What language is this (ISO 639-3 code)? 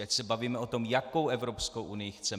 ces